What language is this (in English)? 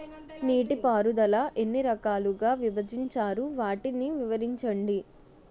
Telugu